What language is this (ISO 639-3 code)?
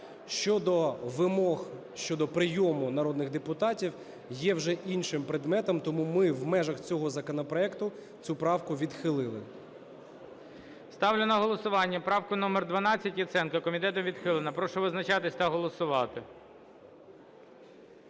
ukr